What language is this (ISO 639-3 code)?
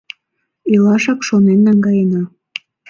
chm